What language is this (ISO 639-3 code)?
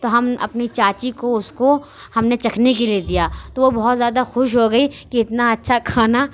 urd